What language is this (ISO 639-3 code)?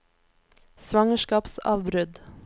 nor